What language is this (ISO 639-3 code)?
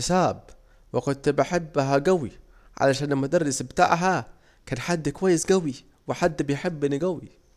aec